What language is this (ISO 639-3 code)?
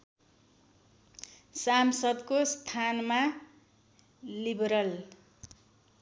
nep